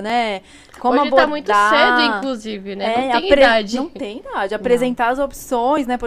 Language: Portuguese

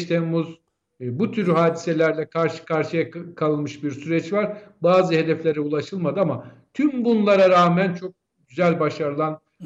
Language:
Turkish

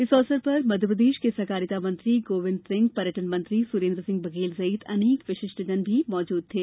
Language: Hindi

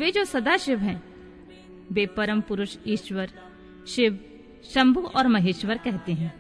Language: Hindi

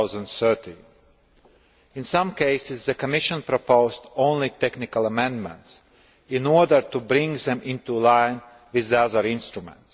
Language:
English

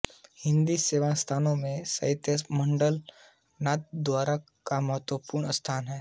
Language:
Hindi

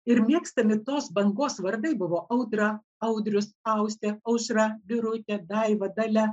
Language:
Lithuanian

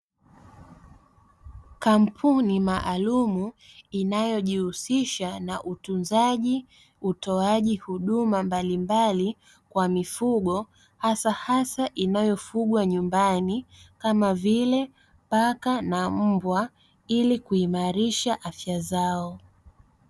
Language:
Swahili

